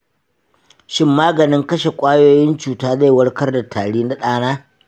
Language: Hausa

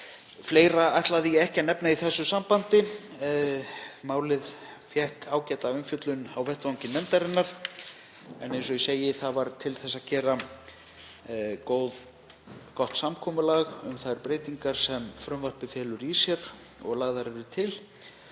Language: Icelandic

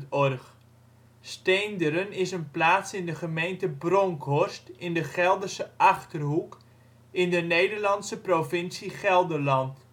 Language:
Dutch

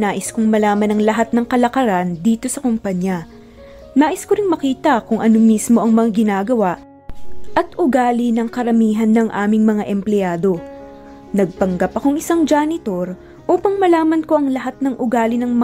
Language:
Filipino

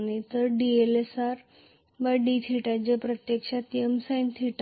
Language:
Marathi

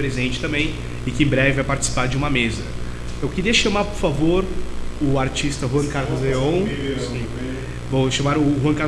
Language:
Portuguese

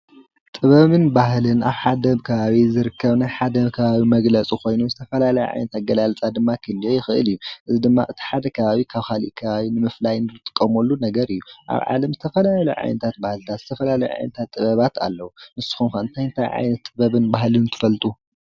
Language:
Tigrinya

